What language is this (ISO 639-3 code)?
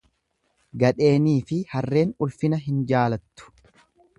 orm